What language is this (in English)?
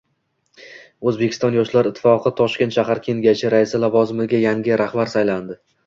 Uzbek